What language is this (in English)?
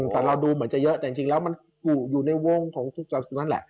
Thai